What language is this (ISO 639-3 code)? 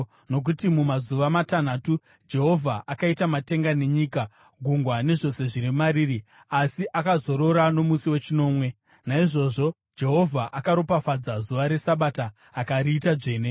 sna